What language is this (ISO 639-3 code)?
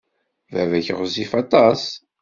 kab